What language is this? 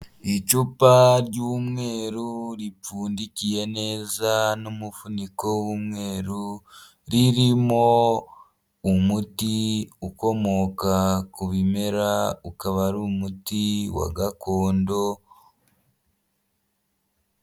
Kinyarwanda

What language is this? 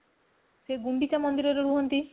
Odia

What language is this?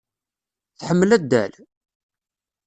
Kabyle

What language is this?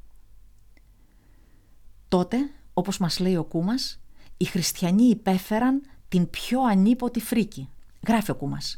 Greek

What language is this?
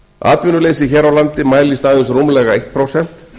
Icelandic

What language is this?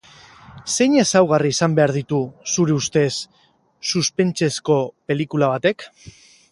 Basque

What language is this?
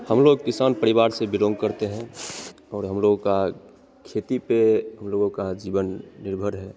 Hindi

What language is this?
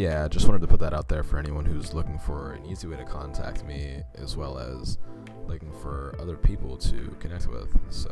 English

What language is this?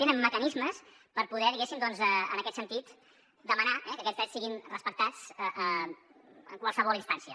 Catalan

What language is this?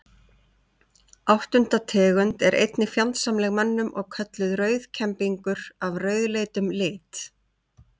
Icelandic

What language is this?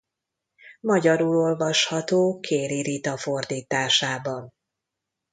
Hungarian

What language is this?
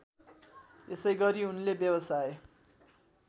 Nepali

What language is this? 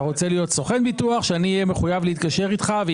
Hebrew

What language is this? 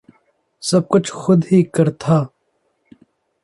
Urdu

